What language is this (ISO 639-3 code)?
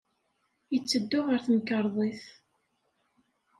kab